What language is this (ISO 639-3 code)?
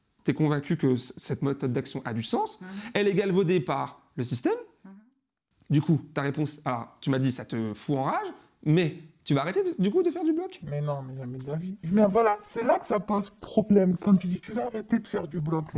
fra